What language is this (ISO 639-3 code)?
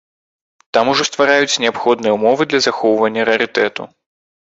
bel